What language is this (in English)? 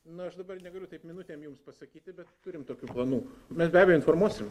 Lithuanian